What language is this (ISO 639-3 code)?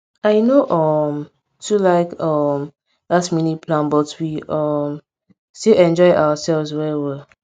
pcm